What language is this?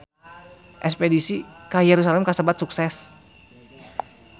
Sundanese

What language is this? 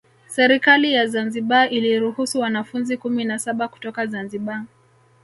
Swahili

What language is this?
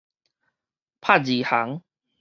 Min Nan Chinese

